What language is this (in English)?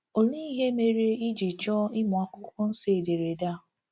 Igbo